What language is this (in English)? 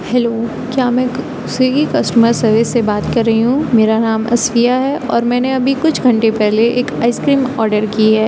Urdu